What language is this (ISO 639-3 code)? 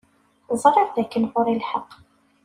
kab